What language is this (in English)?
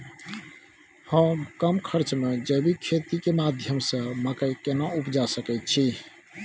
Maithili